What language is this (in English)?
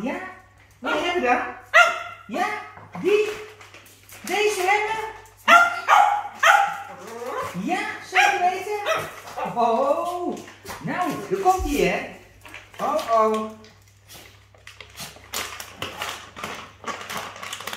Dutch